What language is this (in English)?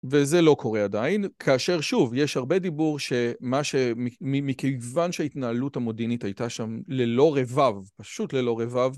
Hebrew